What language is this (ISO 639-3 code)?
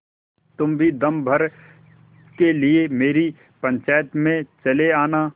hin